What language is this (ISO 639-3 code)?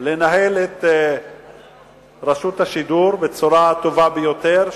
heb